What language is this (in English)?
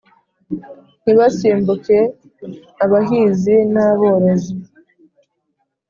Kinyarwanda